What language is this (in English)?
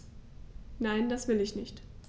German